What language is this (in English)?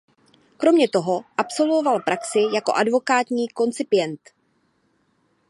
Czech